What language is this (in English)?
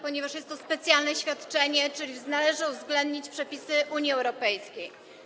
Polish